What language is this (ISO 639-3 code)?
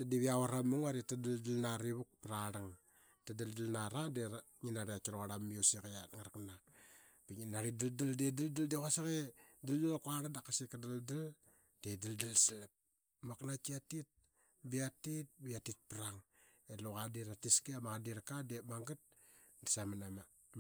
byx